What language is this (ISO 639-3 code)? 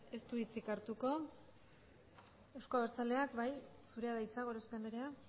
eus